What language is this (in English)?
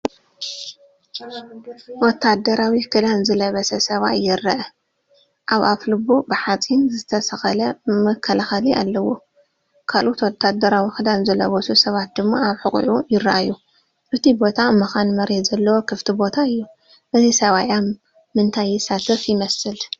Tigrinya